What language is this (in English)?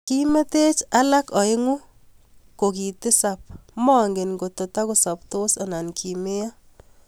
Kalenjin